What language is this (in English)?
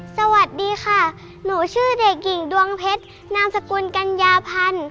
Thai